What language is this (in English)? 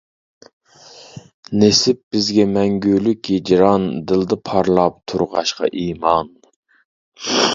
Uyghur